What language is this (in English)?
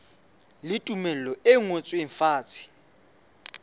Southern Sotho